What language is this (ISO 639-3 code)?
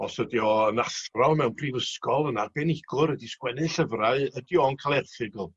cym